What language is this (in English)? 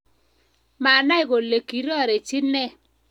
Kalenjin